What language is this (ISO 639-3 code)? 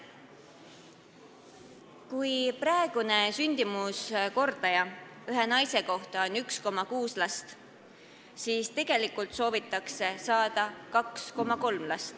est